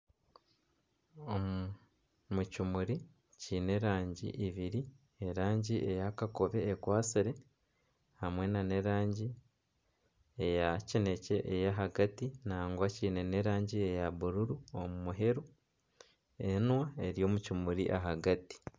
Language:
Nyankole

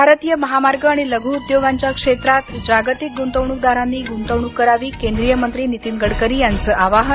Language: Marathi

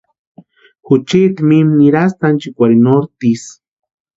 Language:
Western Highland Purepecha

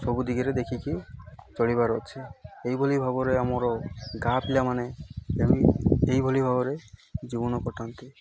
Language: Odia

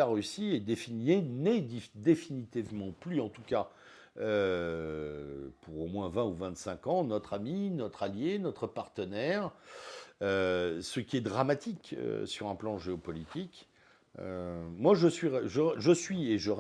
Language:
French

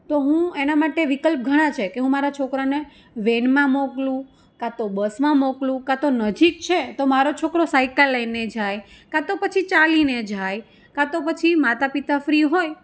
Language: Gujarati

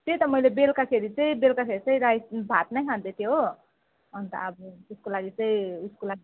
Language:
Nepali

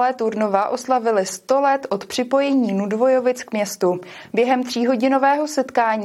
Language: Czech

